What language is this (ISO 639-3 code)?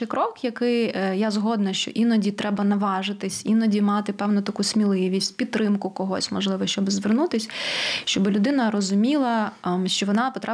ukr